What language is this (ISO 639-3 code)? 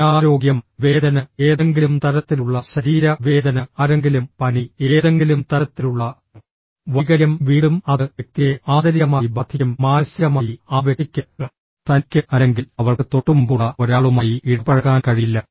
mal